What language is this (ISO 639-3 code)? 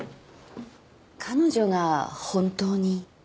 jpn